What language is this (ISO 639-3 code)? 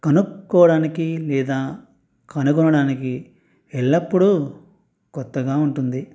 tel